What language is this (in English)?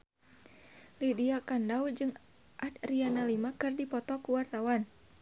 Sundanese